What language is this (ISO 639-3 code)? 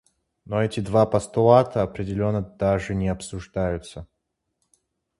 rus